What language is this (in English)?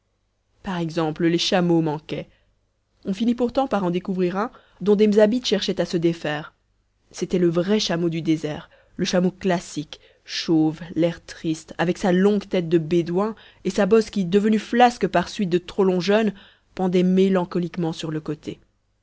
French